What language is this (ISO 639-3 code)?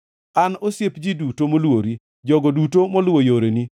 luo